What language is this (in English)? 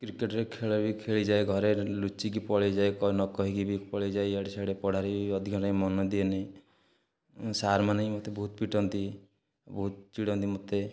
Odia